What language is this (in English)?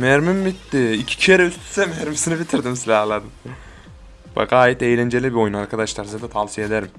Turkish